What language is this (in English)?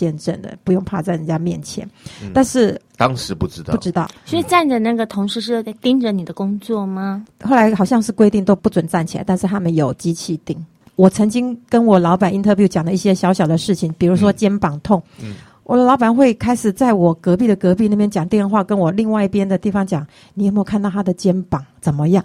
Chinese